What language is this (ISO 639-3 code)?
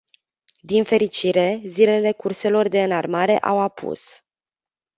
ron